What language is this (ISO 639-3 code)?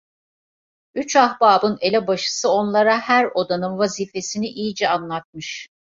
tur